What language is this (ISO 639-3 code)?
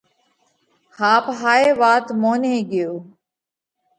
kvx